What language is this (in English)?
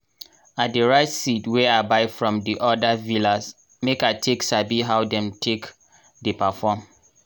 Nigerian Pidgin